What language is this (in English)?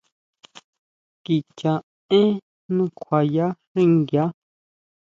Huautla Mazatec